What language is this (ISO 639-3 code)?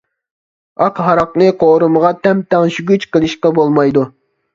uig